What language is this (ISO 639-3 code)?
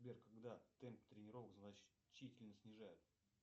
rus